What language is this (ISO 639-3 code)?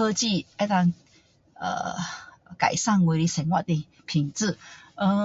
cdo